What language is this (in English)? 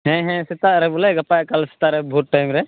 Santali